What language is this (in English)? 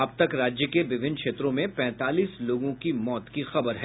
Hindi